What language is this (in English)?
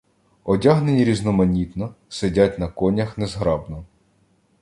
Ukrainian